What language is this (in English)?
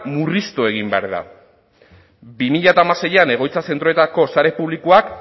Basque